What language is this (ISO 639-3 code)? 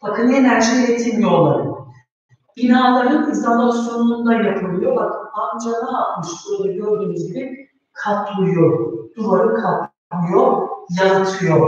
tur